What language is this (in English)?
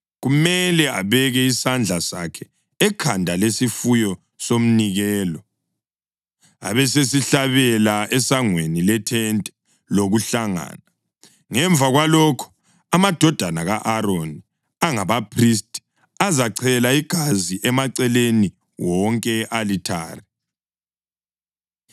North Ndebele